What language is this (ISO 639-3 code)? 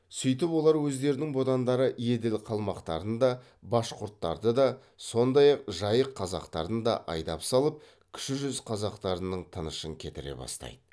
kaz